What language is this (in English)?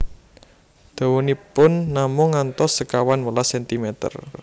Javanese